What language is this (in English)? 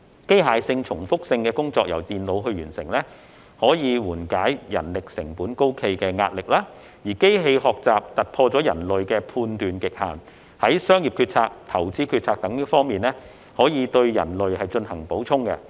Cantonese